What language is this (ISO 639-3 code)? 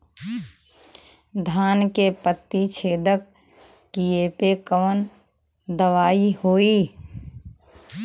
bho